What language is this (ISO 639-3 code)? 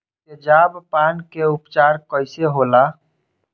bho